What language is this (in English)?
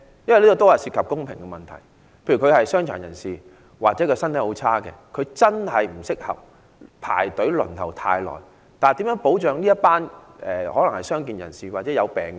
Cantonese